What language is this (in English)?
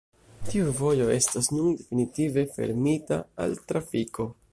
Esperanto